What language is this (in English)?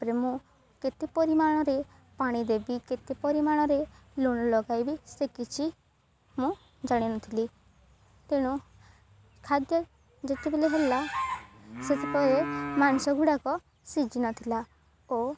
Odia